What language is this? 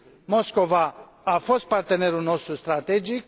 Romanian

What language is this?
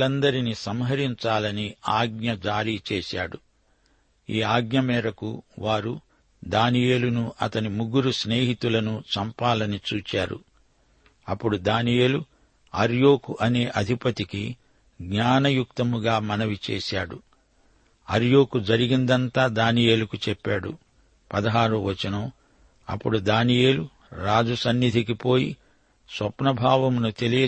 Telugu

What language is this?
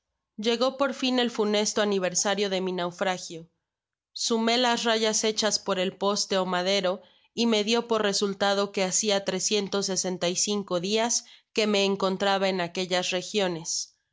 Spanish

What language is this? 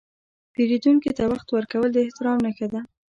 Pashto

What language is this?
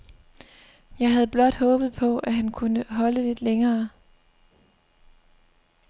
Danish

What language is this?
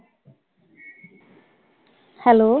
Punjabi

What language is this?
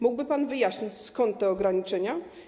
Polish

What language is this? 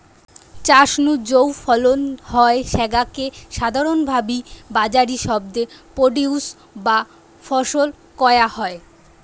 Bangla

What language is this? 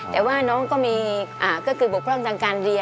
Thai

